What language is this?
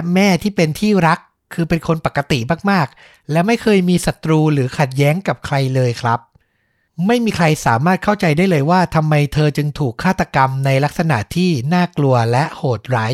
Thai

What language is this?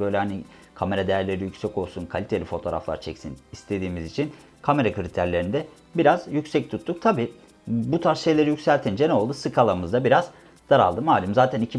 Turkish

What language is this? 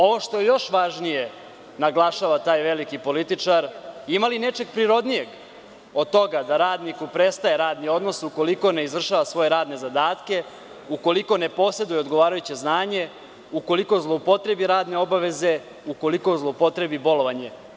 Serbian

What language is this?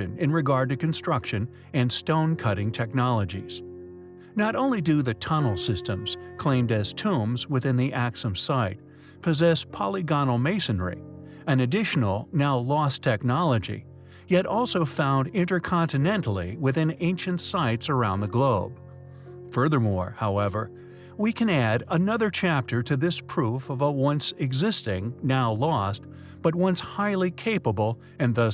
English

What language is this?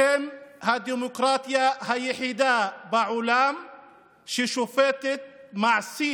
Hebrew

